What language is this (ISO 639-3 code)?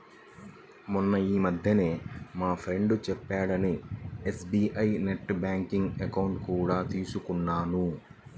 tel